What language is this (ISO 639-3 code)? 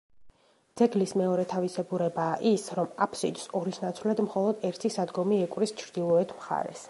kat